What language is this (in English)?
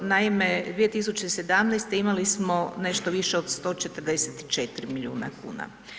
Croatian